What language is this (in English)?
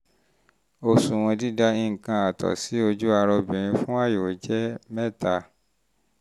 Yoruba